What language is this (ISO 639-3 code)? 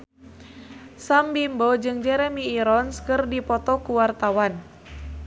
sun